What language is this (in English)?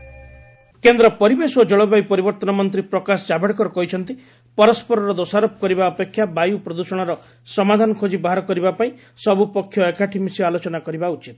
Odia